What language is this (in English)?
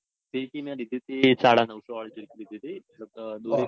Gujarati